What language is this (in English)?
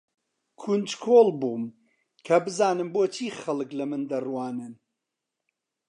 Central Kurdish